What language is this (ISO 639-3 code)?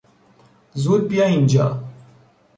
fas